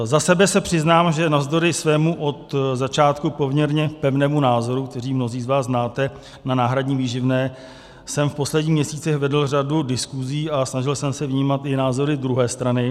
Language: Czech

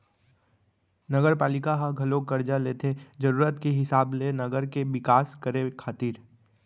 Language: Chhattisgarhi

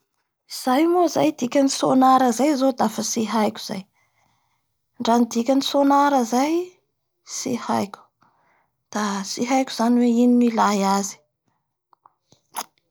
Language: Bara Malagasy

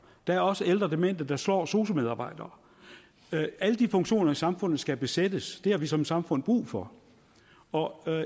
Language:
Danish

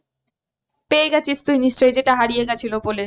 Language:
Bangla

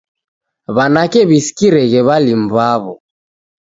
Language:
Taita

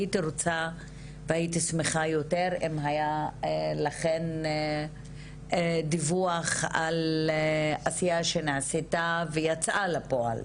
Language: Hebrew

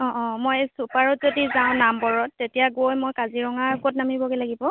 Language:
Assamese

